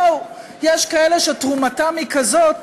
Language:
Hebrew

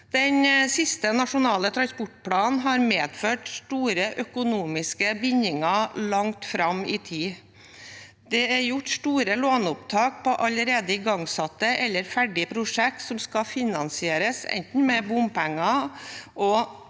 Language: Norwegian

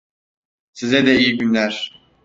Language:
Turkish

